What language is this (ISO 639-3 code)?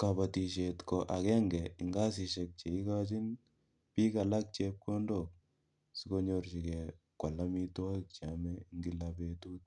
kln